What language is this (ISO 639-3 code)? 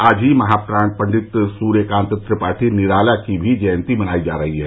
hin